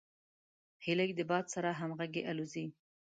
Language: Pashto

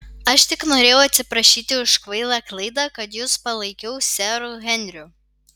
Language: Lithuanian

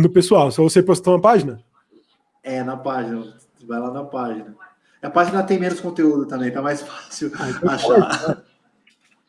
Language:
Portuguese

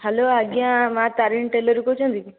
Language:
Odia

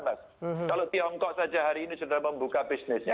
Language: Indonesian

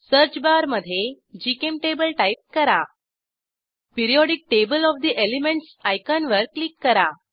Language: Marathi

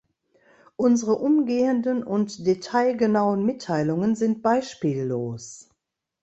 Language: German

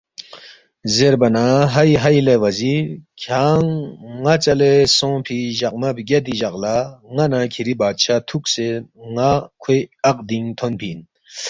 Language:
Balti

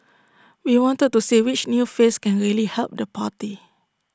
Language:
English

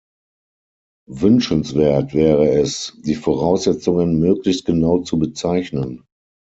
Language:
German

